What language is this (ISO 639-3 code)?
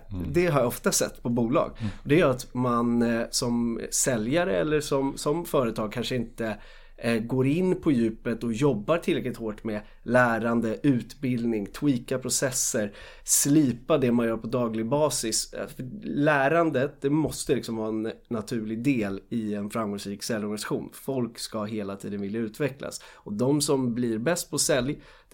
swe